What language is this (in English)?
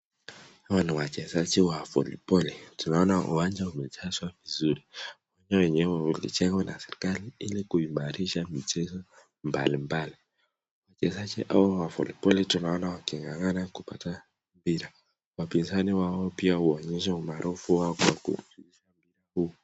Swahili